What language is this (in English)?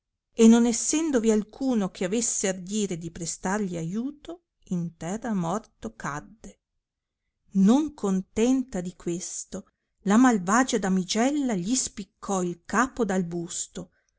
Italian